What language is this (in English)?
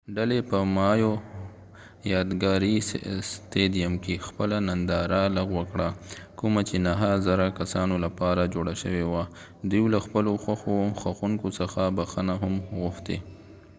Pashto